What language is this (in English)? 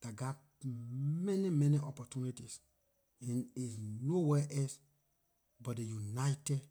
Liberian English